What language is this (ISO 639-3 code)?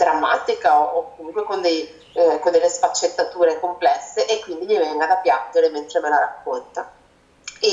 ita